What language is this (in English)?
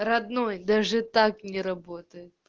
Russian